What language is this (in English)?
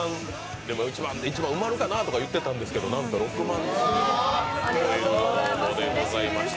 Japanese